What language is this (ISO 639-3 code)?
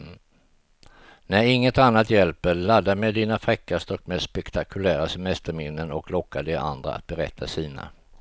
swe